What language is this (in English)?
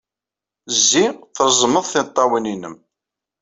Kabyle